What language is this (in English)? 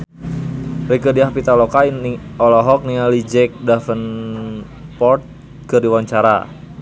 Sundanese